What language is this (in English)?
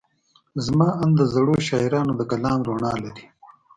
Pashto